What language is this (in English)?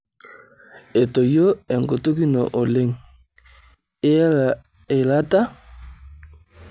Masai